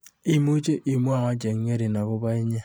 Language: Kalenjin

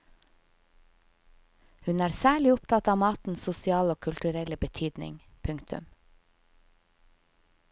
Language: Norwegian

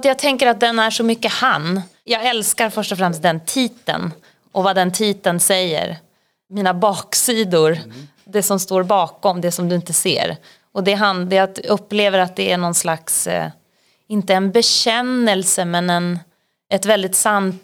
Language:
Swedish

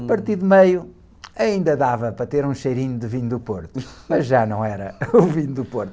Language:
Portuguese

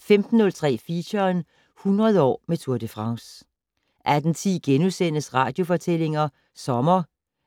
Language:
Danish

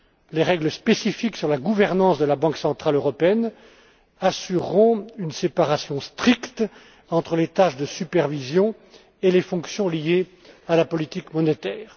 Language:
French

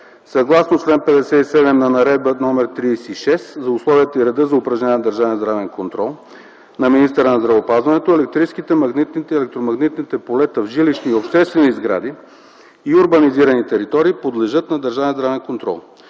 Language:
Bulgarian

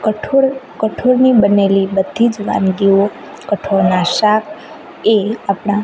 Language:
Gujarati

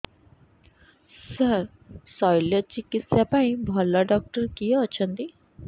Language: Odia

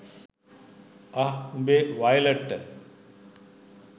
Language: Sinhala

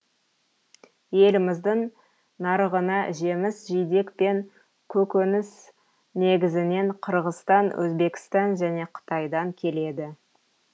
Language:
Kazakh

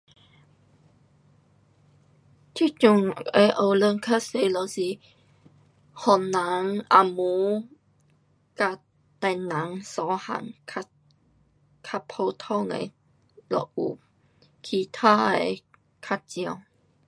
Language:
Pu-Xian Chinese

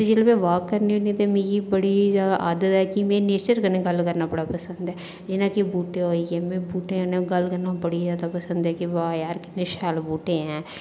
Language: Dogri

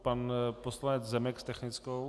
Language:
Czech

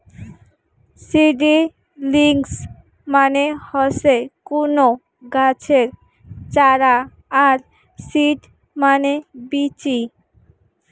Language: Bangla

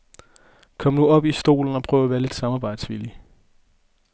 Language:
Danish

